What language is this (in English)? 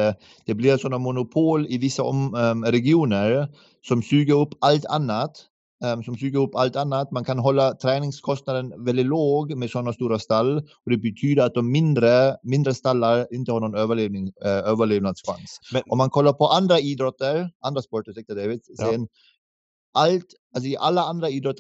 Swedish